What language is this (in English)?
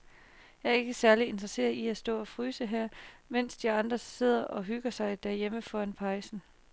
Danish